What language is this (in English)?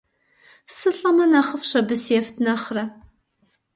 Kabardian